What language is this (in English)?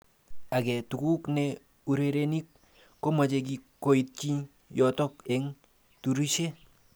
Kalenjin